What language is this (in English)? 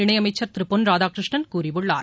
Tamil